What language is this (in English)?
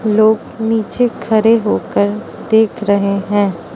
Hindi